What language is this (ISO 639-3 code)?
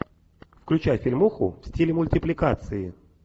rus